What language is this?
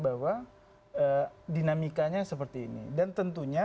Indonesian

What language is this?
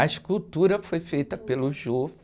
Portuguese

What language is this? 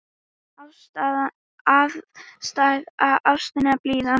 Icelandic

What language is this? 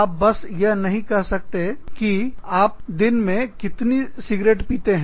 Hindi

